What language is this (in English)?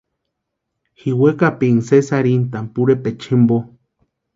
Western Highland Purepecha